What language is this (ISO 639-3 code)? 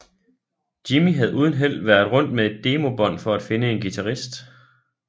dan